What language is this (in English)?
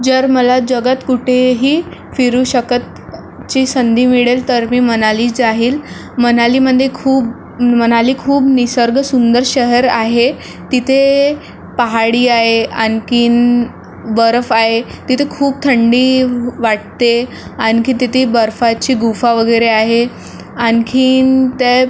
Marathi